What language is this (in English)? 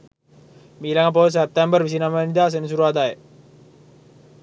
Sinhala